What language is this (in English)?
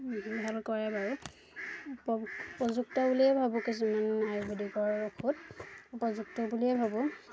Assamese